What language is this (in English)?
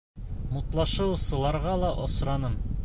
Bashkir